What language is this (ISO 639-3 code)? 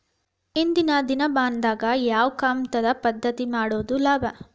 kan